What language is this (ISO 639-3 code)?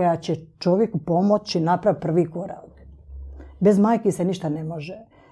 hrv